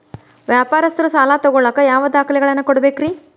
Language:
Kannada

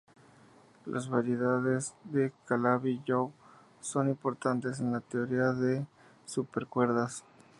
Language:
Spanish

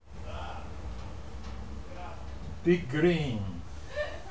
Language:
Russian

